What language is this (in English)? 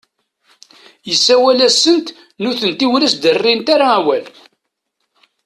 Kabyle